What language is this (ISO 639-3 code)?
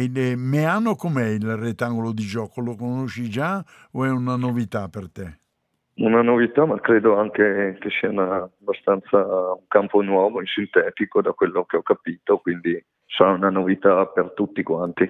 ita